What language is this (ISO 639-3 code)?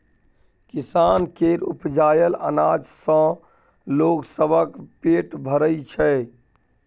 mai